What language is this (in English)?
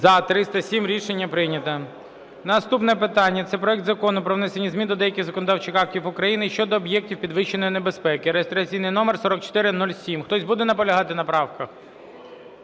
Ukrainian